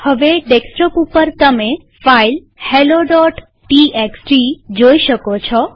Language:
Gujarati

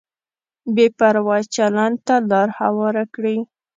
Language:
Pashto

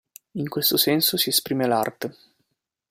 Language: Italian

